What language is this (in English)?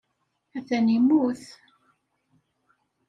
Kabyle